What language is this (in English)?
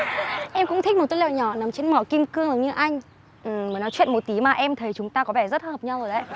Vietnamese